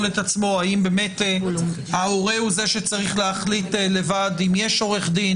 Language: Hebrew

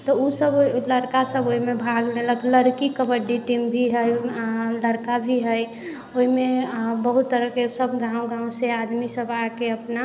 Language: Maithili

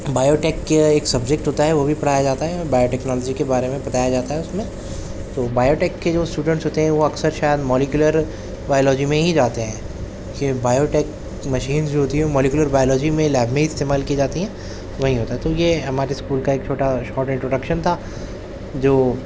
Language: Urdu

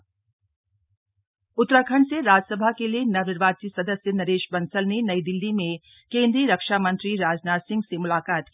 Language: Hindi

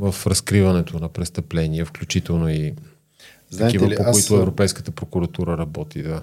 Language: Bulgarian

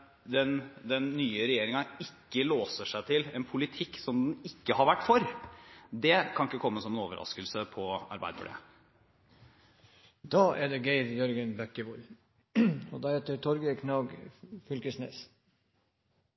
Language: Norwegian Bokmål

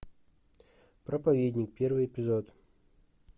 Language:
Russian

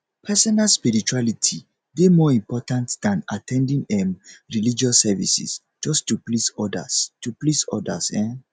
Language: Nigerian Pidgin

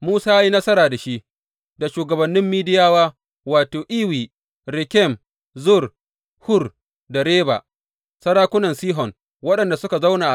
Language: Hausa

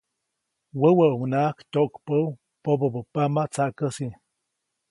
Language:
Copainalá Zoque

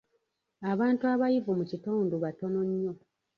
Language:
Ganda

